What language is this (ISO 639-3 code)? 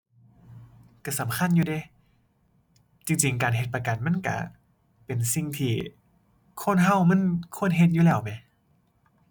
tha